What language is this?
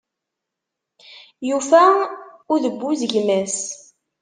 Kabyle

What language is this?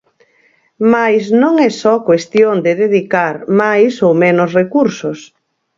Galician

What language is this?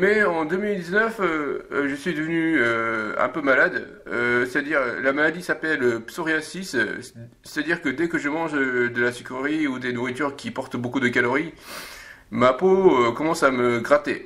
French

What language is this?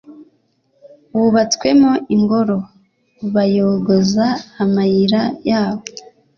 Kinyarwanda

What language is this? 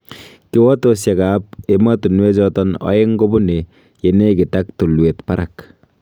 Kalenjin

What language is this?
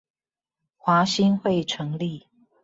Chinese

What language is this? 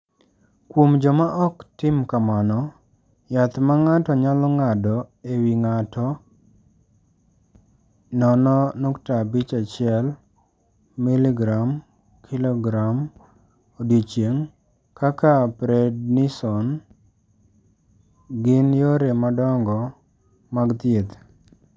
Luo (Kenya and Tanzania)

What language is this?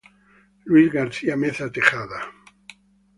Italian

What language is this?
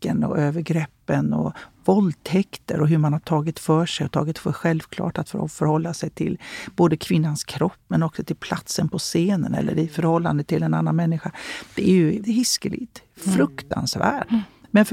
Swedish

